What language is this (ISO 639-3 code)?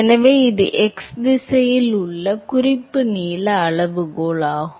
tam